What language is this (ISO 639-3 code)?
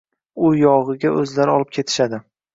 uzb